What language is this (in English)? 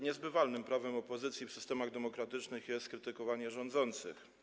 Polish